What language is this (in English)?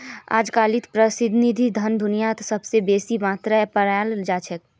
Magahi